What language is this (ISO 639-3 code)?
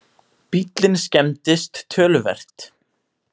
isl